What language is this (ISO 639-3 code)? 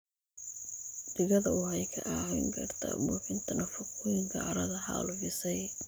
som